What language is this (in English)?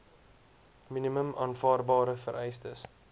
Afrikaans